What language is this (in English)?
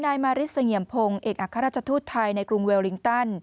Thai